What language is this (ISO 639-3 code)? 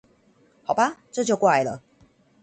zho